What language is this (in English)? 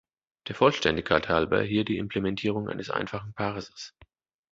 German